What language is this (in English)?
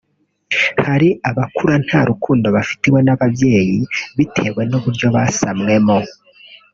Kinyarwanda